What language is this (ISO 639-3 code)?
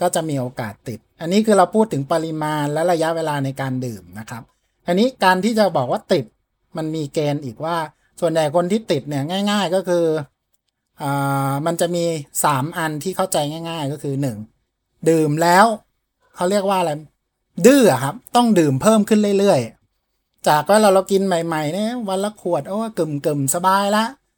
tha